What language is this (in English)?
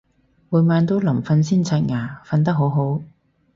Cantonese